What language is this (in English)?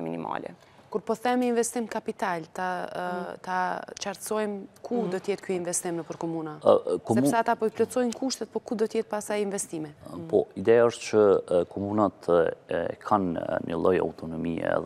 Romanian